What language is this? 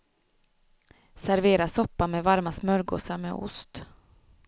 Swedish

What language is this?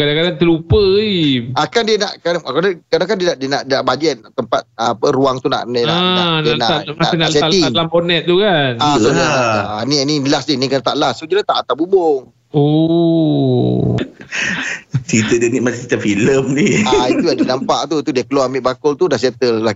Malay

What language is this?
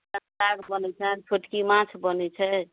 Maithili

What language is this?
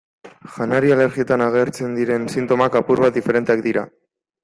Basque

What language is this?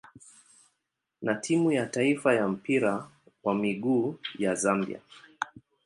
Swahili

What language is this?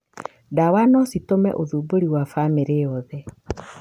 Kikuyu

